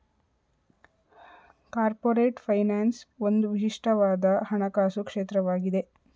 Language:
Kannada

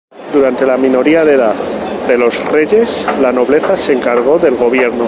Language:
Spanish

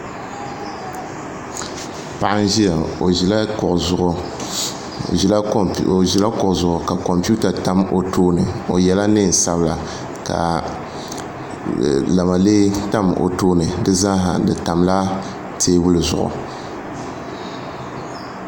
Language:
Dagbani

